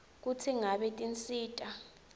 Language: Swati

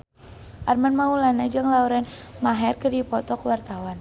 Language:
Sundanese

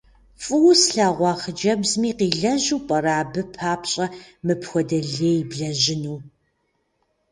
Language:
Kabardian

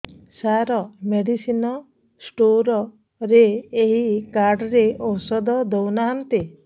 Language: Odia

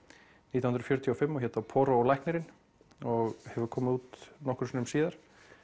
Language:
Icelandic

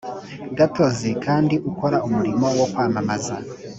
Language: Kinyarwanda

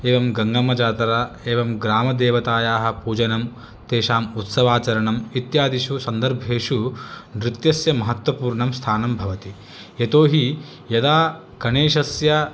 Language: Sanskrit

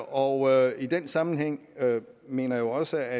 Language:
Danish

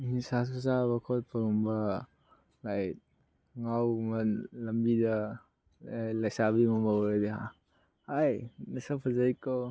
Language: Manipuri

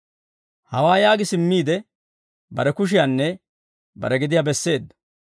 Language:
Dawro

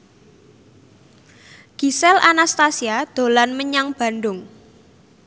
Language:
Javanese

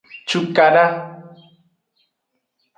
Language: Aja (Benin)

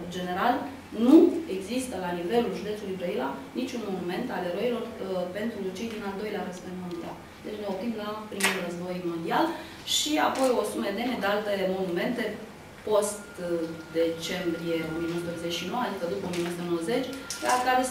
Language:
Romanian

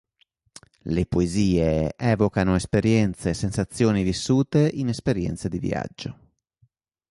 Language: Italian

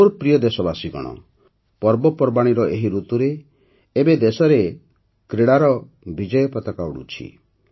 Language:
Odia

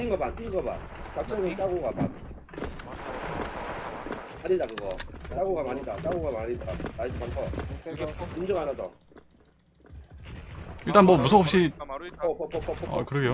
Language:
Korean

